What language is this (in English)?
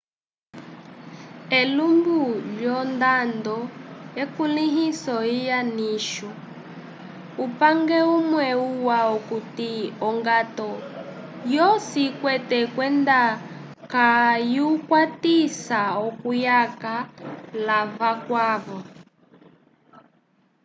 Umbundu